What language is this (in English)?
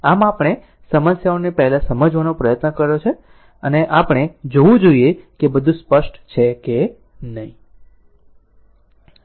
Gujarati